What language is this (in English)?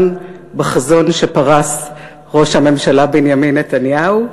Hebrew